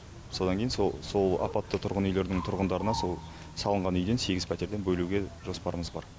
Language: Kazakh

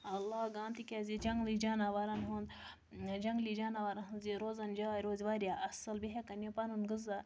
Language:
Kashmiri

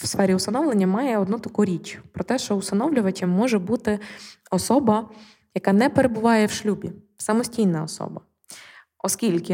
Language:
Ukrainian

